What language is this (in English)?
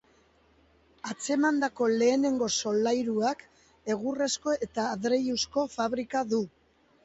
Basque